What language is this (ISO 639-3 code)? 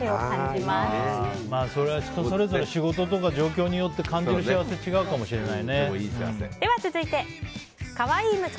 jpn